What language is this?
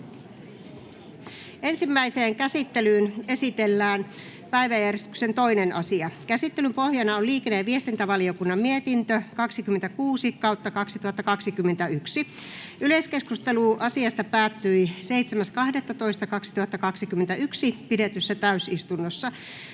Finnish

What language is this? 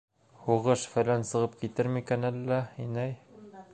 Bashkir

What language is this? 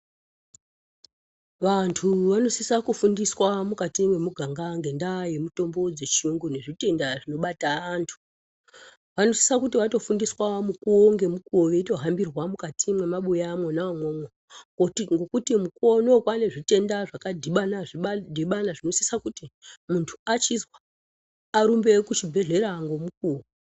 Ndau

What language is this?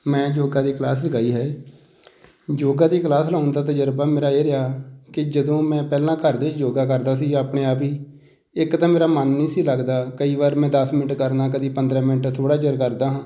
Punjabi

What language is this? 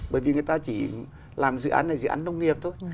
Vietnamese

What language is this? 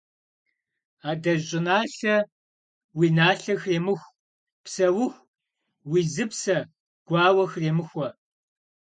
Kabardian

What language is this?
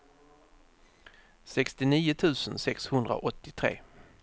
Swedish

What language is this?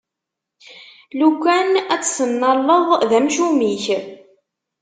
Kabyle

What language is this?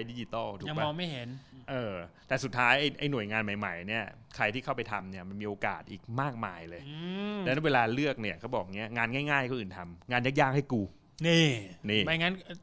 Thai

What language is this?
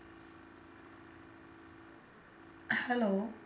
Punjabi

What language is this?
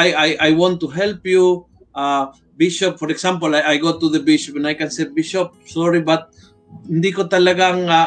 Filipino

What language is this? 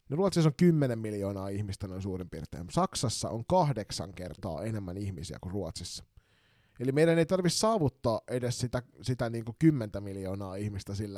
Finnish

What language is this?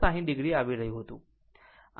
Gujarati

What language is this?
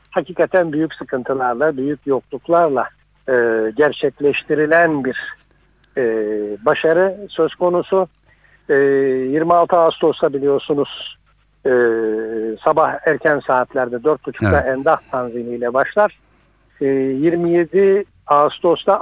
Turkish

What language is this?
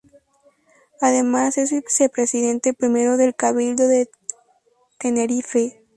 Spanish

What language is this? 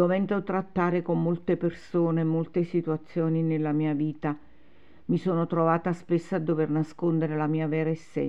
Italian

